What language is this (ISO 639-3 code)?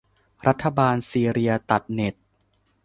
tha